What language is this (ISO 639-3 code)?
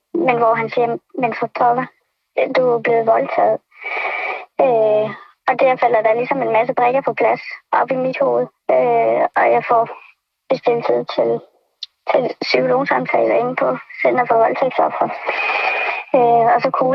dan